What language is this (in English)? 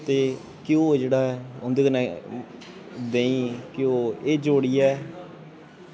Dogri